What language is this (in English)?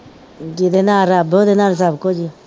Punjabi